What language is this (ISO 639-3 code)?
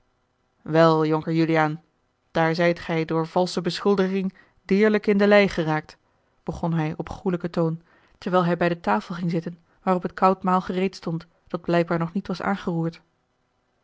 nld